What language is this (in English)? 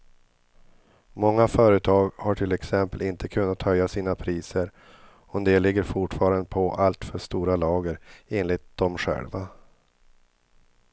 Swedish